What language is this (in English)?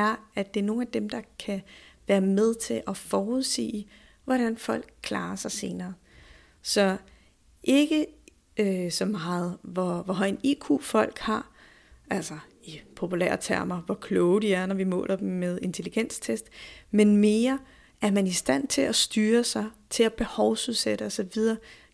Danish